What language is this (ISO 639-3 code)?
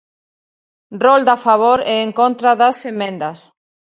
glg